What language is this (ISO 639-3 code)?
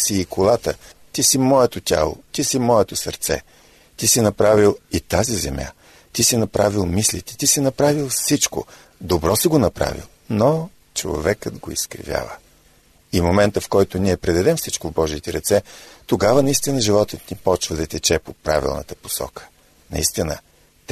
bul